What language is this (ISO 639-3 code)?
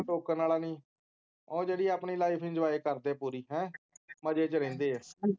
pan